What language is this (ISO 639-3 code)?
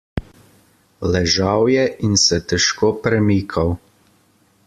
slv